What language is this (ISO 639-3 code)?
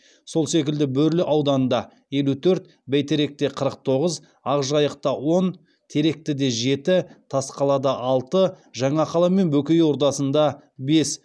kaz